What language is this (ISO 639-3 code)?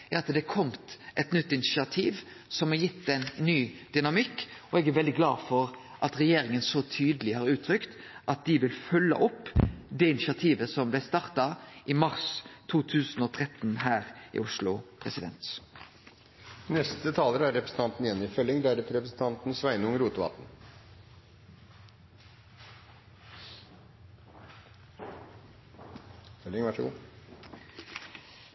nno